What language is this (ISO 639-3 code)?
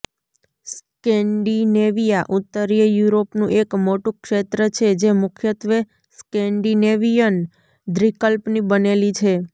guj